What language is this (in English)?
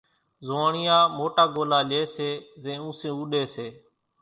Kachi Koli